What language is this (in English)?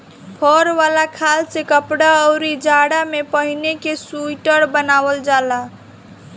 Bhojpuri